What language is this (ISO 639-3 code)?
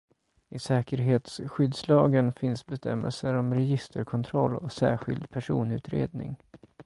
swe